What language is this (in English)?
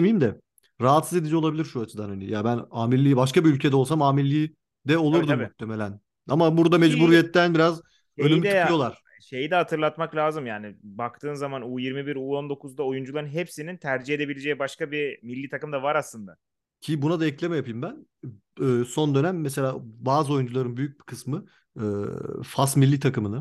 Turkish